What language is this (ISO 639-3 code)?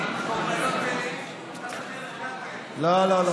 heb